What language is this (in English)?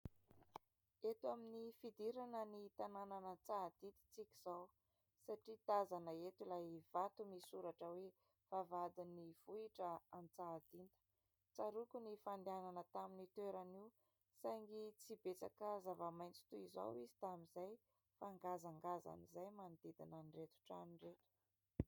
Malagasy